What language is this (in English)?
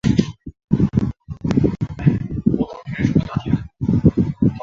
Chinese